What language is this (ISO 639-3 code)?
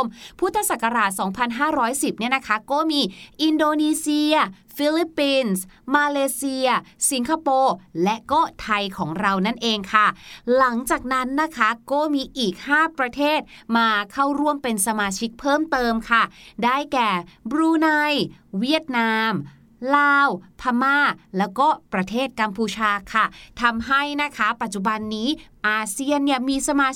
tha